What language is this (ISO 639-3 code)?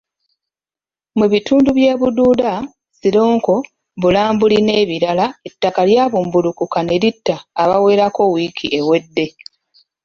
lug